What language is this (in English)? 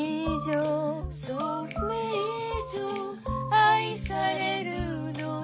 Japanese